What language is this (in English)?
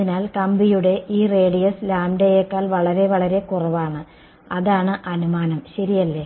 Malayalam